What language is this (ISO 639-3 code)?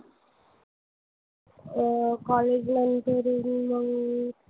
mar